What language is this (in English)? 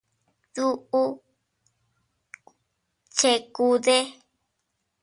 Teutila Cuicatec